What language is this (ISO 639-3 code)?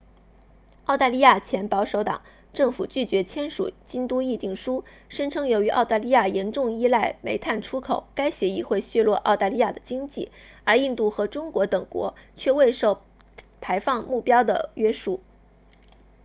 zho